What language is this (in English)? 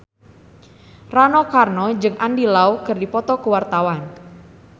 Sundanese